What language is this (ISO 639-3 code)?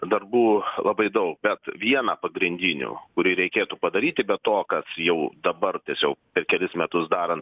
lit